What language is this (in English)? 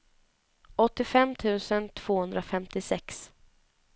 Swedish